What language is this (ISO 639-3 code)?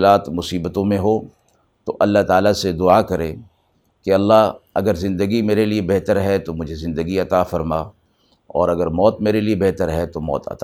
urd